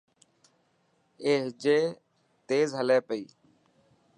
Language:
Dhatki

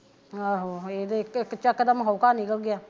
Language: Punjabi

